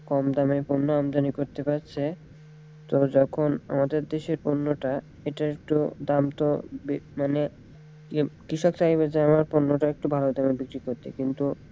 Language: Bangla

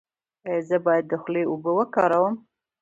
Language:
Pashto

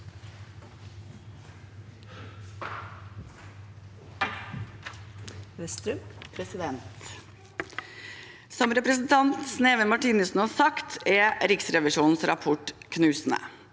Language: Norwegian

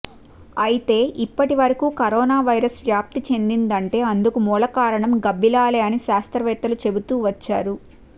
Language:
Telugu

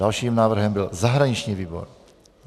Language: Czech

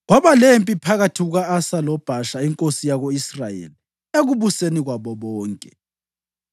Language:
North Ndebele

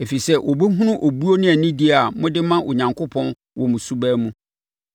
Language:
Akan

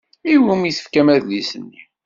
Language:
Kabyle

